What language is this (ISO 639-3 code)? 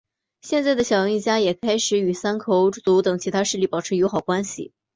zho